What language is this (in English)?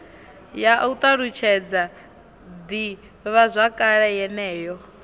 Venda